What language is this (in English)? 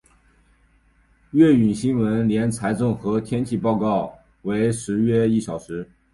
Chinese